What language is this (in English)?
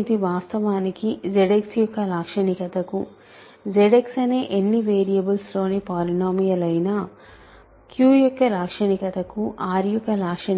Telugu